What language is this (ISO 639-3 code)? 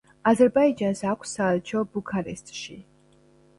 kat